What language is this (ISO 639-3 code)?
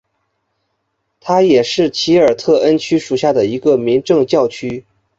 zho